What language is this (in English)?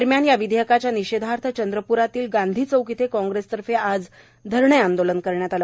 Marathi